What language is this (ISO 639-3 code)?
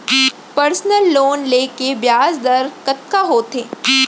hne